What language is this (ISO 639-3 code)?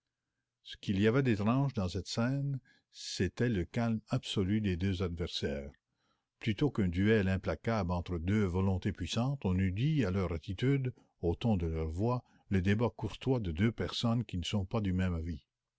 fra